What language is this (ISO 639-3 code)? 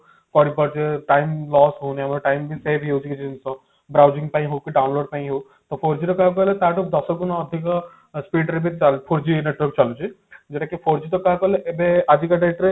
ori